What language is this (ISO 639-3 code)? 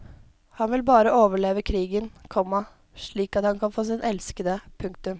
nor